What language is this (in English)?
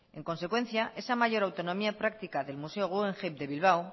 Spanish